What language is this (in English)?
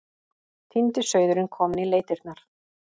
Icelandic